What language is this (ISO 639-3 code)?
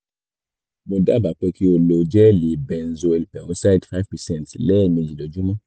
yor